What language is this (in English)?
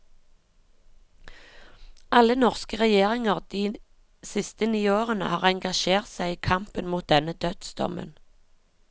Norwegian